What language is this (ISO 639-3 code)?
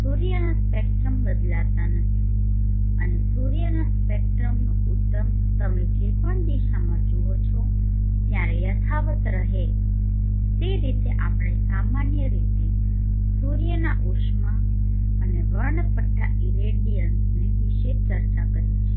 guj